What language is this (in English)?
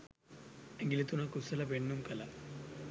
Sinhala